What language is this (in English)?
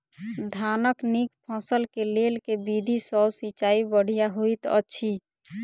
Maithili